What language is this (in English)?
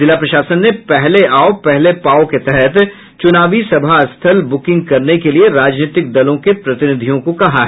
Hindi